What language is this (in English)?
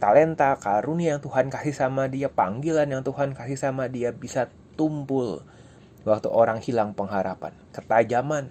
Indonesian